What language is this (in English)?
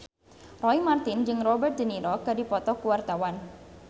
Sundanese